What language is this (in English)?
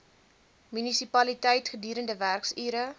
Afrikaans